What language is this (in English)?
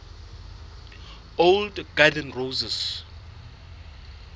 Southern Sotho